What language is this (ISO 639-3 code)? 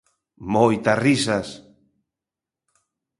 glg